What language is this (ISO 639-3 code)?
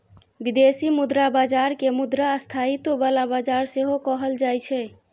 mai